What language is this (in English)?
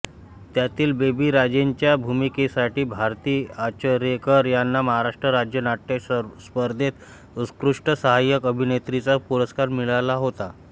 Marathi